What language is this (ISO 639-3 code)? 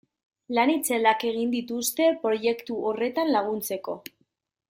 eus